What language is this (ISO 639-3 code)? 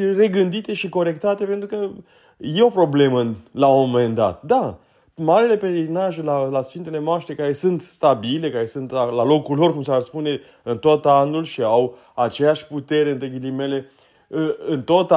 ron